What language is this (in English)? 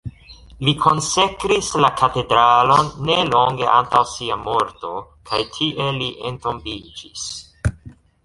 Esperanto